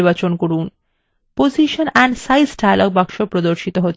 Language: Bangla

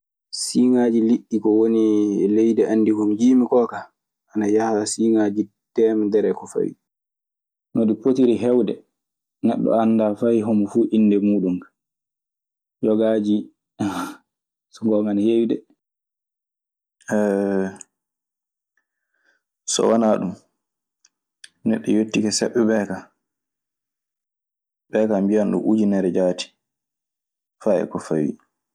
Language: Maasina Fulfulde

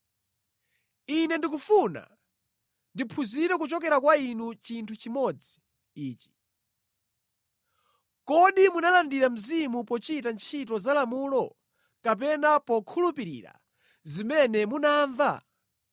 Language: Nyanja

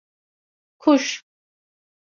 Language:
Turkish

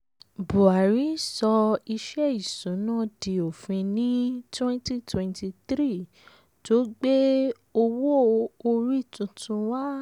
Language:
Yoruba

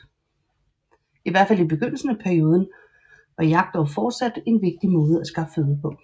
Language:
Danish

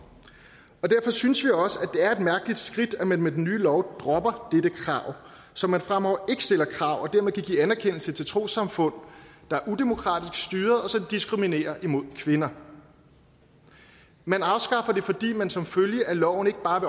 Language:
Danish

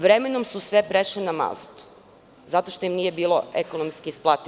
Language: Serbian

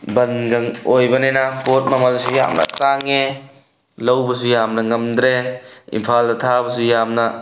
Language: Manipuri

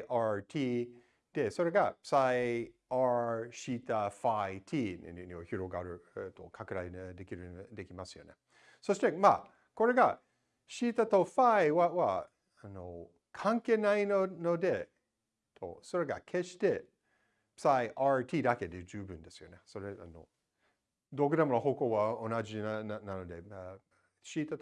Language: Japanese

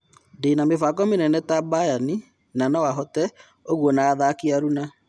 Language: Kikuyu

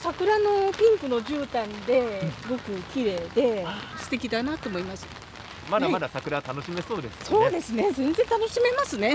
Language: Japanese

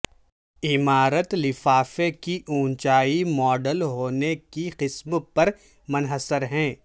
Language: Urdu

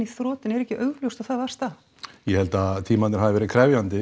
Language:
Icelandic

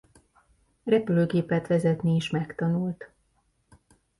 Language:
Hungarian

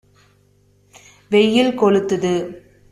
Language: Tamil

